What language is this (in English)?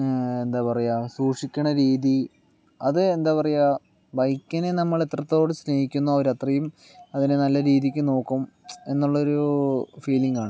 Malayalam